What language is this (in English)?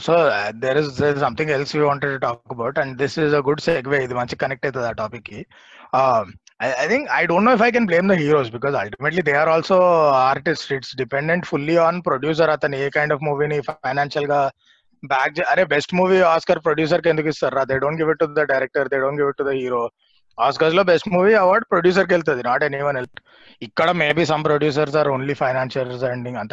Telugu